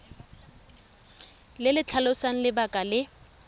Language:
Tswana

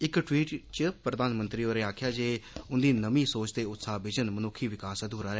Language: Dogri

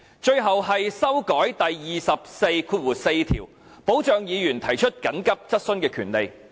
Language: Cantonese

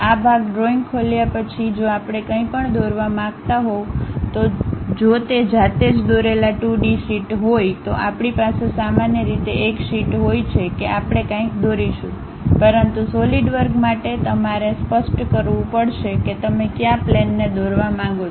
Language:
Gujarati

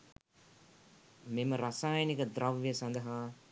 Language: Sinhala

